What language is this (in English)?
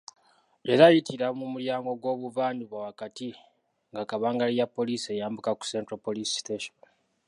Ganda